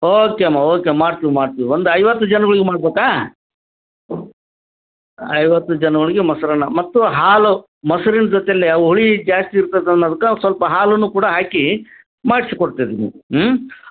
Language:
Kannada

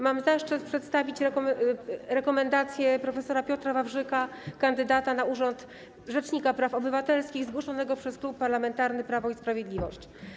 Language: Polish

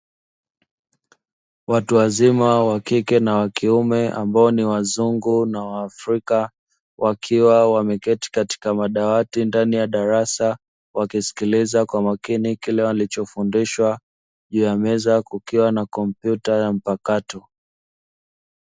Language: Swahili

